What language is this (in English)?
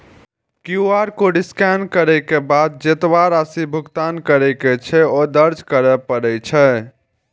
Maithili